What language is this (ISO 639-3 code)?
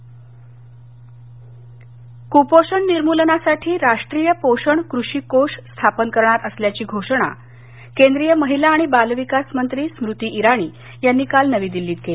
mar